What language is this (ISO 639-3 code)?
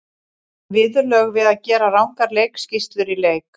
isl